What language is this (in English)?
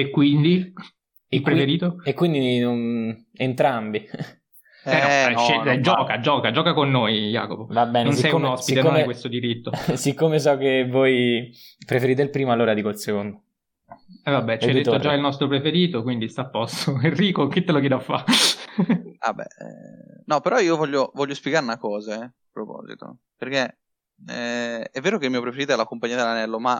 Italian